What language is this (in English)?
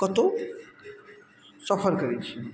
Maithili